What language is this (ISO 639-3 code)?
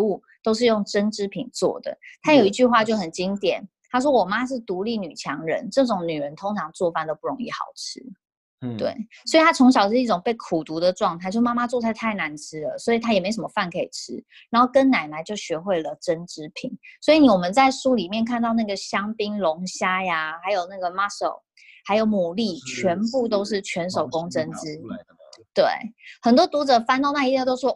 zho